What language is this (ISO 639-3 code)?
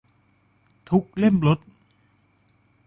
tha